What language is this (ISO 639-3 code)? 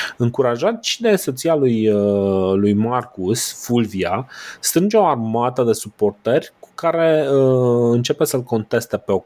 ron